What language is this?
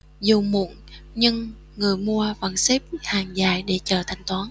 Vietnamese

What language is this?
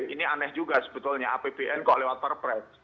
Indonesian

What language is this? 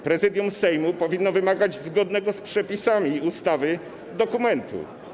Polish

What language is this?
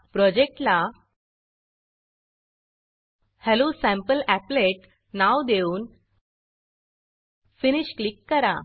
Marathi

